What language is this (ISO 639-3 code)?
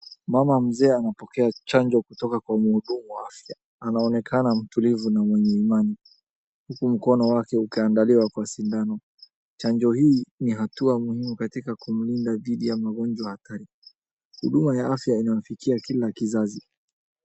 swa